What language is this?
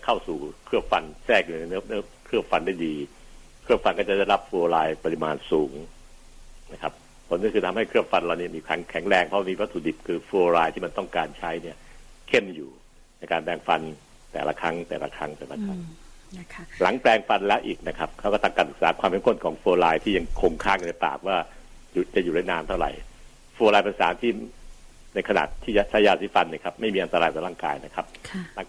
Thai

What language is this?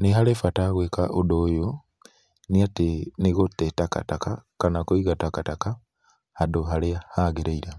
Kikuyu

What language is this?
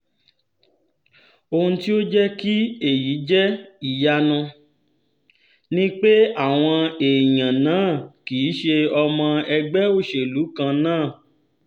Yoruba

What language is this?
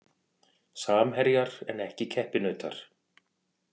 Icelandic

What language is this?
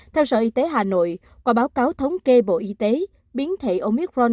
Vietnamese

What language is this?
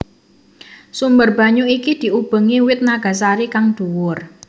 Javanese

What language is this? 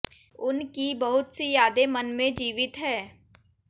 Hindi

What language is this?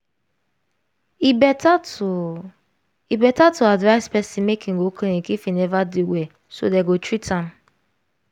Nigerian Pidgin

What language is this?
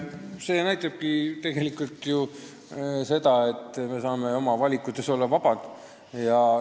Estonian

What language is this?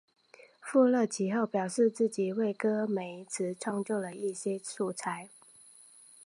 Chinese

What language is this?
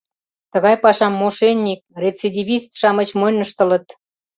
Mari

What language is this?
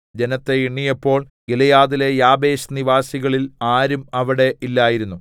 Malayalam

